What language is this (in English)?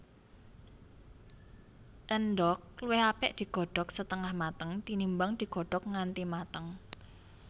Javanese